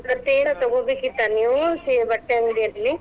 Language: Kannada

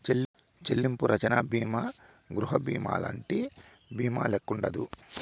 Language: Telugu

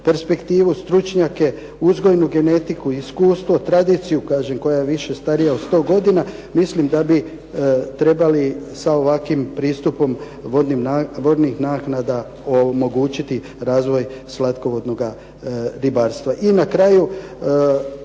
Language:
Croatian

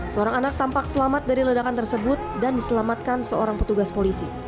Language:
Indonesian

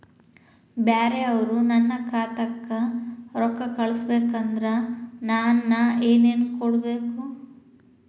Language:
Kannada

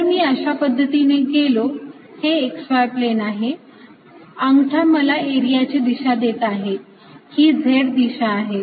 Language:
Marathi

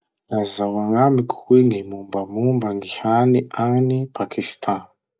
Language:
Masikoro Malagasy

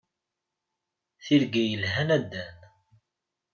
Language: Kabyle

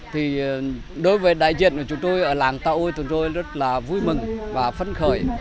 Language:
Vietnamese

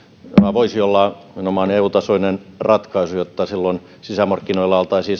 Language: Finnish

